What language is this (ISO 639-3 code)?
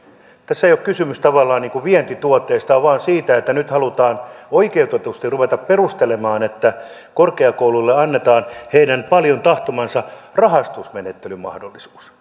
fin